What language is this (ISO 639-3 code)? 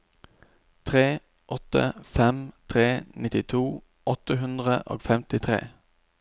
nor